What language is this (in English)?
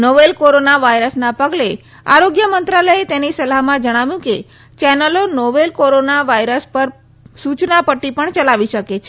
Gujarati